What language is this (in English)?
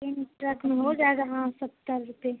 Urdu